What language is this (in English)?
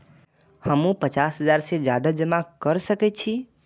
Maithili